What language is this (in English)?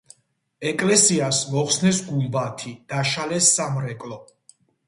Georgian